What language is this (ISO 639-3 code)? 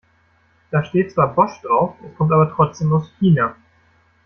deu